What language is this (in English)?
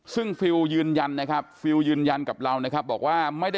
Thai